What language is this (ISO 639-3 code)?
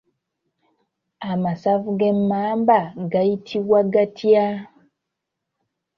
lug